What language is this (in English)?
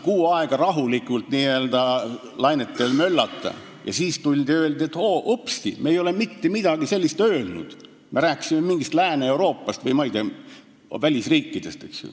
Estonian